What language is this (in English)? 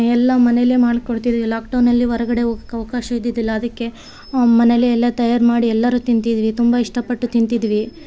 Kannada